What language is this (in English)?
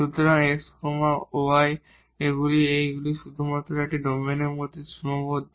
Bangla